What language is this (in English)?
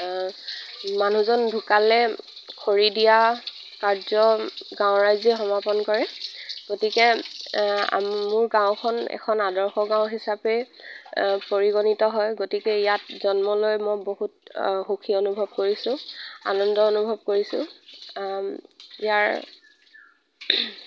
Assamese